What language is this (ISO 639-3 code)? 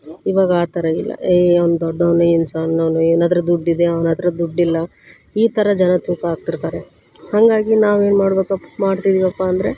kan